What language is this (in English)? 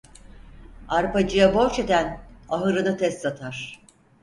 Turkish